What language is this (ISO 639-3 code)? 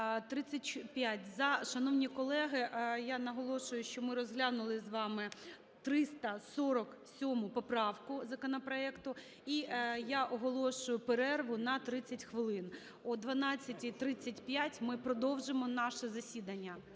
ukr